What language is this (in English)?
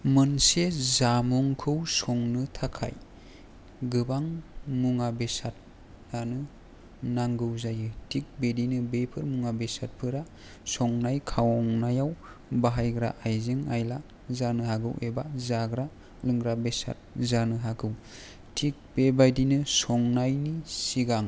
Bodo